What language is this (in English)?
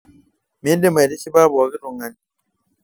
Masai